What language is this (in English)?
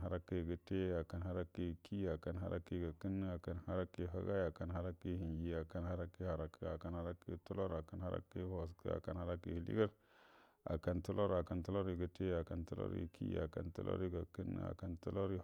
Buduma